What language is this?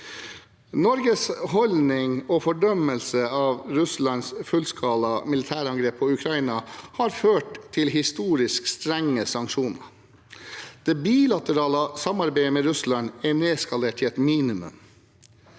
Norwegian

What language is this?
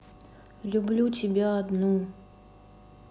Russian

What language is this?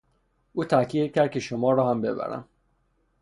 Persian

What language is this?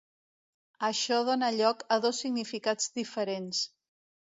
Catalan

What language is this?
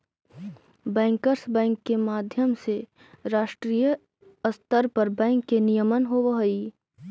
Magahi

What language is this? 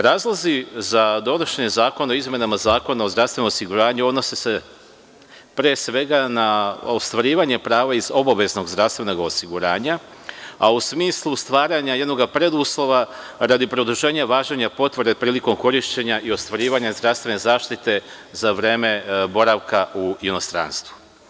Serbian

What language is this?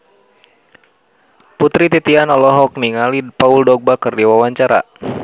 Sundanese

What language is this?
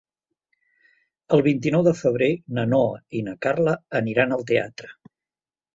Catalan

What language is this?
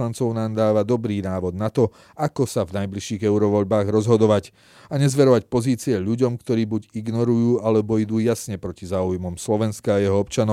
Slovak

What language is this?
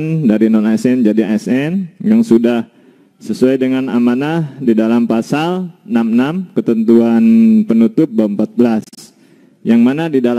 Indonesian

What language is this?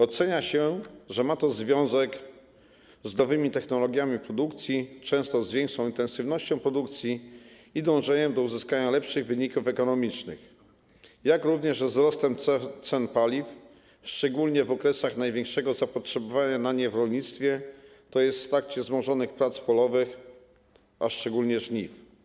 Polish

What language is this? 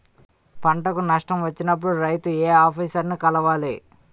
Telugu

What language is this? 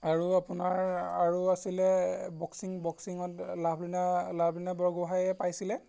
Assamese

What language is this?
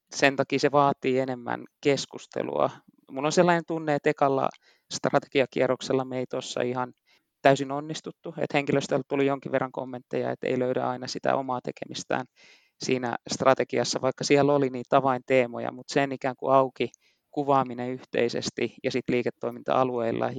Finnish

